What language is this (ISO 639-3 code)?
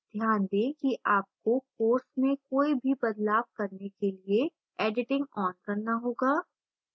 hin